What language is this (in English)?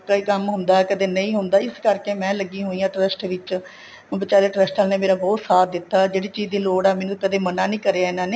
Punjabi